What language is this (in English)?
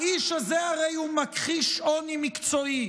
Hebrew